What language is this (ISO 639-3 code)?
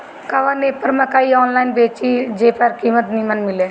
bho